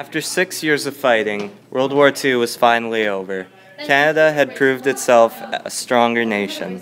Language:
English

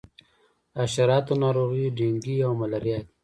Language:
Pashto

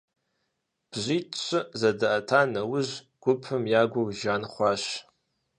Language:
Kabardian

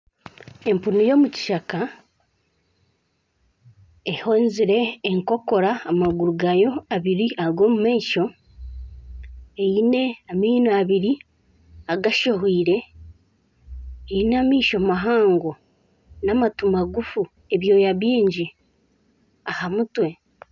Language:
Nyankole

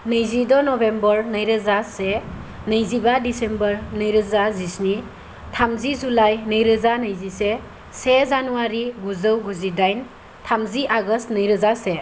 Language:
Bodo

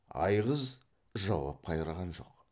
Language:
Kazakh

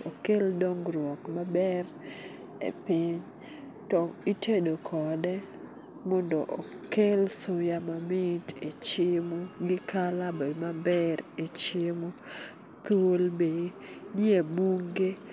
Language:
Luo (Kenya and Tanzania)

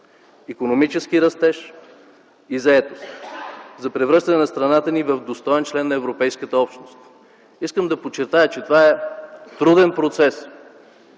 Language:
Bulgarian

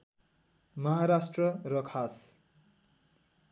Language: Nepali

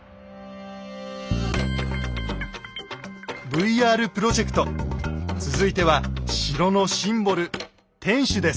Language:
Japanese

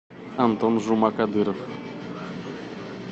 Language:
Russian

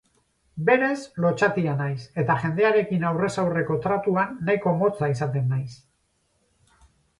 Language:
Basque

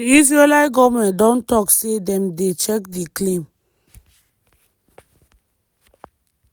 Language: Nigerian Pidgin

